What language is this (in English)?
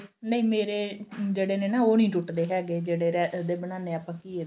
Punjabi